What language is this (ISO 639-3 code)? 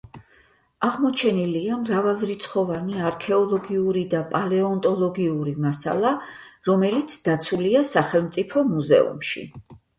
kat